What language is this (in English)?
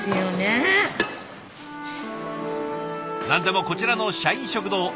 Japanese